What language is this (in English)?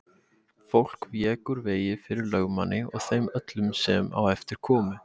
Icelandic